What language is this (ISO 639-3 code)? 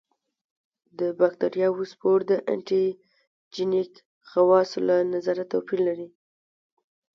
pus